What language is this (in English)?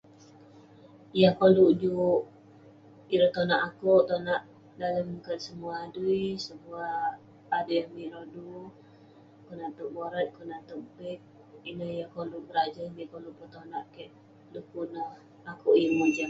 Western Penan